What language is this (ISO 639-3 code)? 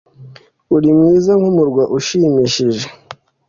kin